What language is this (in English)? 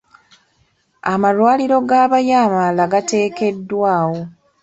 Ganda